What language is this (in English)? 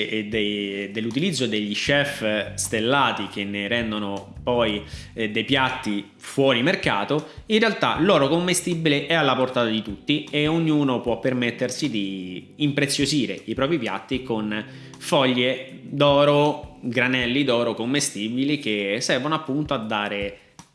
Italian